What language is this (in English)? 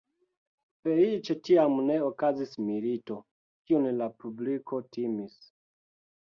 Esperanto